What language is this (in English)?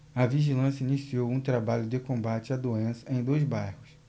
Portuguese